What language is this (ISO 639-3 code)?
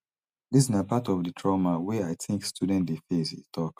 pcm